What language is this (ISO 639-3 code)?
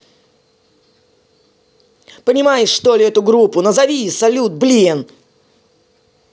rus